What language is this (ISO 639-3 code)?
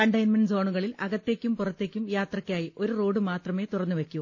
mal